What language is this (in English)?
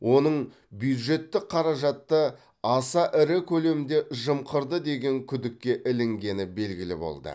Kazakh